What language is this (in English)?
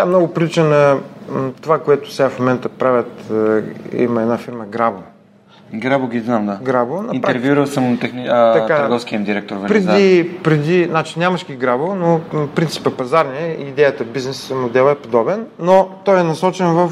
Bulgarian